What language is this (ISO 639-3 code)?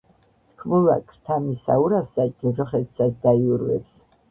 kat